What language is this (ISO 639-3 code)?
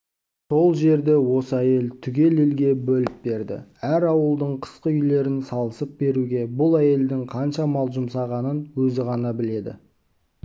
kaz